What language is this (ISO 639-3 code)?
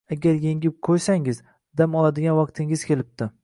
uzb